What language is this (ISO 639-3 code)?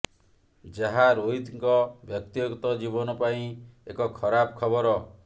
ori